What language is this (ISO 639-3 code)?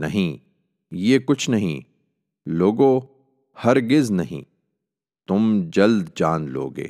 urd